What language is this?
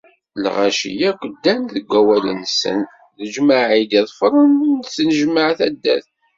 Kabyle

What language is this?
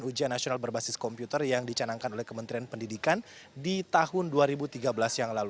Indonesian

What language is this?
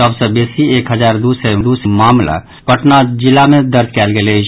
Maithili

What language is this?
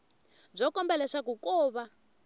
Tsonga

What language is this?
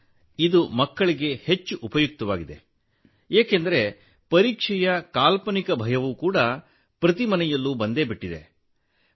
Kannada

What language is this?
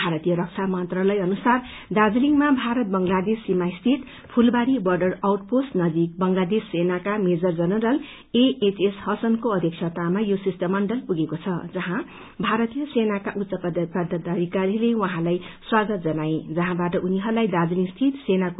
Nepali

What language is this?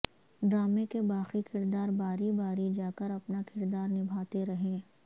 Urdu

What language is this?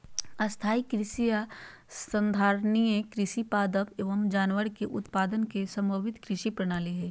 Magahi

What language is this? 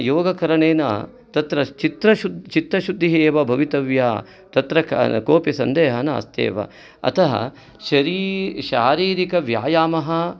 Sanskrit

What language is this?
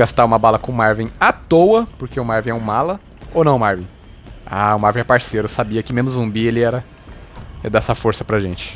Portuguese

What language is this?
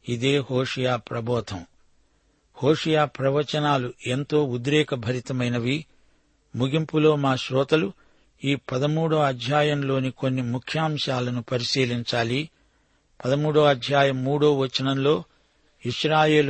Telugu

